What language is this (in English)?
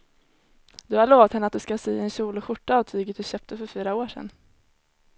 Swedish